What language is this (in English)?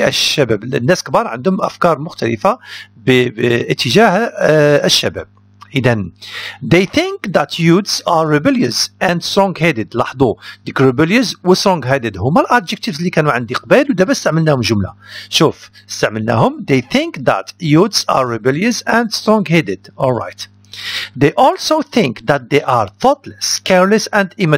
Arabic